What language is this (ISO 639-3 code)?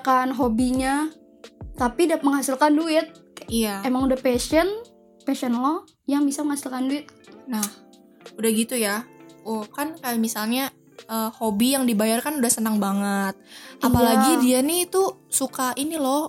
ind